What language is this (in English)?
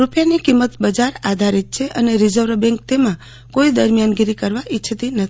Gujarati